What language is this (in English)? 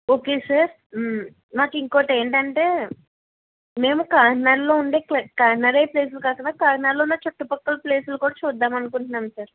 Telugu